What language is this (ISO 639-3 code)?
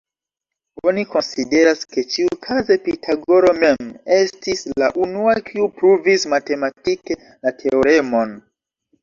epo